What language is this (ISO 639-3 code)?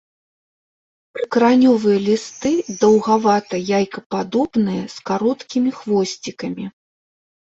bel